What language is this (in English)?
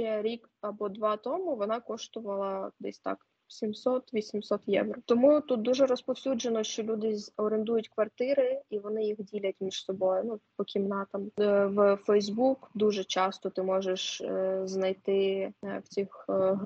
Ukrainian